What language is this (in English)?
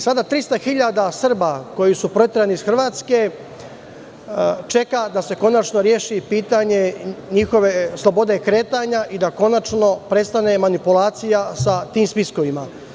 Serbian